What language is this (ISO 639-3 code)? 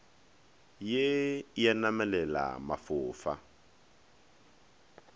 nso